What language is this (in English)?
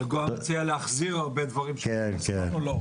Hebrew